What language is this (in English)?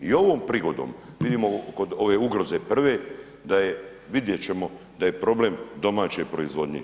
Croatian